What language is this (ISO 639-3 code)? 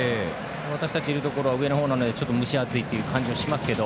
jpn